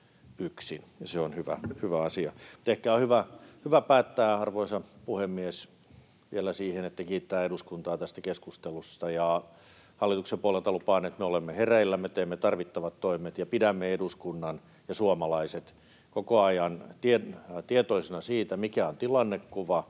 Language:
Finnish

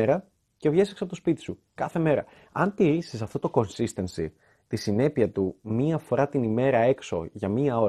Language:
Greek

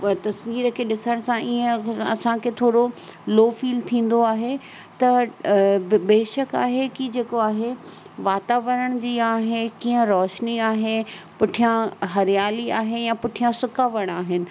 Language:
Sindhi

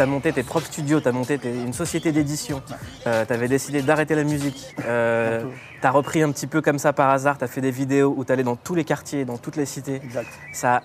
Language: French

